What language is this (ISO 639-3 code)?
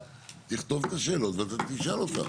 heb